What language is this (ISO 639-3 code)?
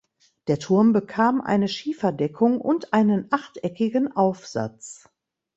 deu